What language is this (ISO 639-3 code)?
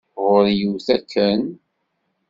kab